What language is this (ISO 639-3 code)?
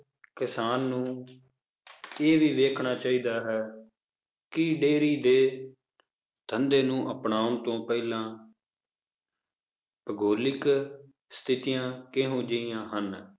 pan